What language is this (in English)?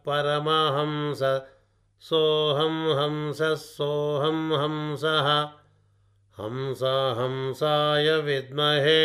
Telugu